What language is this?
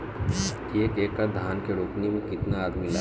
Bhojpuri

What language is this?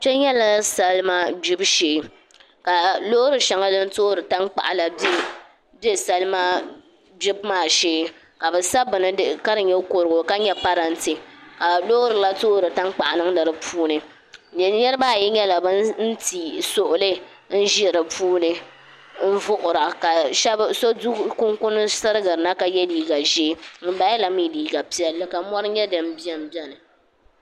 Dagbani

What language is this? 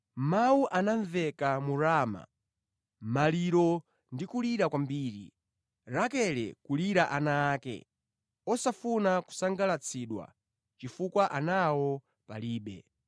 Nyanja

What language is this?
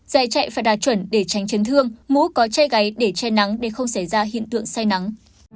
Vietnamese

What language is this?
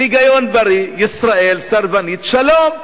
Hebrew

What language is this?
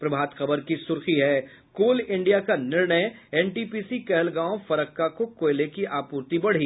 Hindi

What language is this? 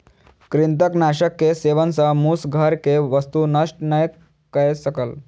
Maithili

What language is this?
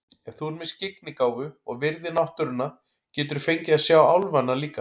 Icelandic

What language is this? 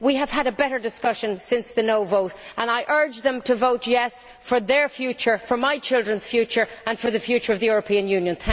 English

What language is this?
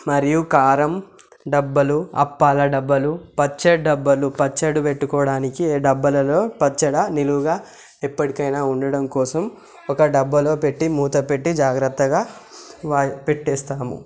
Telugu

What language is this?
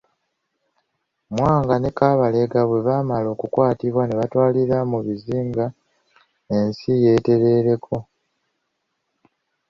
Ganda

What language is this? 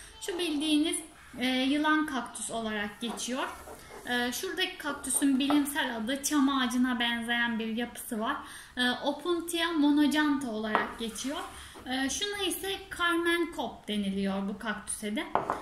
Turkish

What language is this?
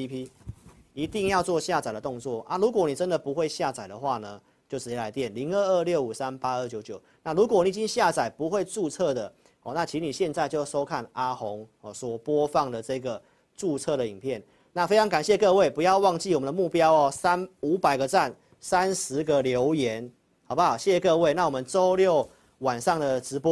Chinese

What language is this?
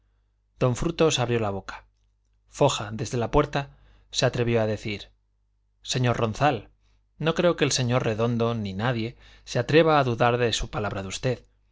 Spanish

